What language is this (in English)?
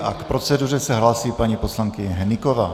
Czech